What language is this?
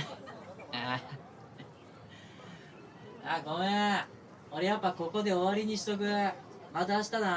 Japanese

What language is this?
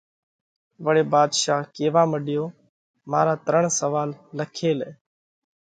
Parkari Koli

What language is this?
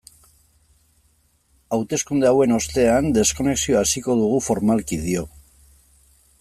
Basque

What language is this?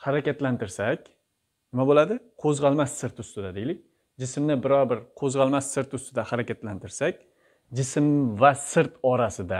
Turkish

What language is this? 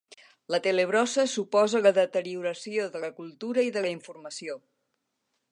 Catalan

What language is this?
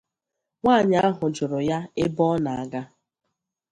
Igbo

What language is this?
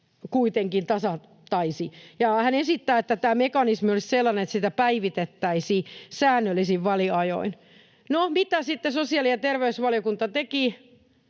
Finnish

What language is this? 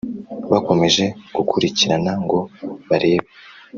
Kinyarwanda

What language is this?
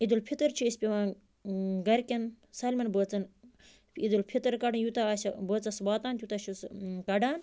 Kashmiri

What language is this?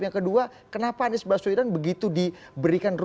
Indonesian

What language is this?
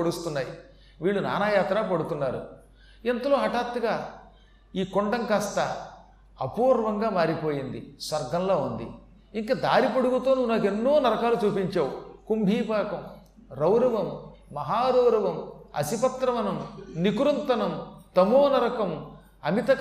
Telugu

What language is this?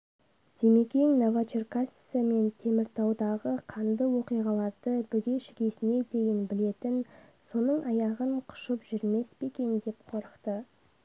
Kazakh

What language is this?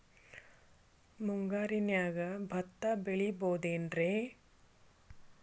Kannada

